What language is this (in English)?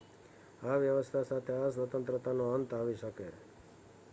Gujarati